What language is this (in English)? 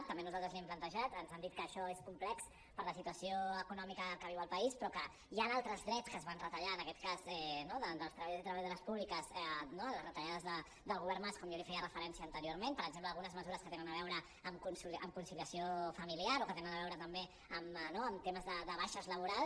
Catalan